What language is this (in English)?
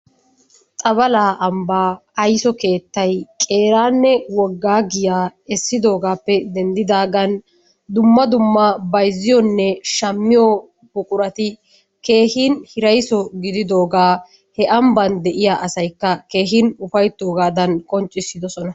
Wolaytta